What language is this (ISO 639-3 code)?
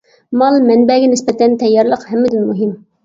uig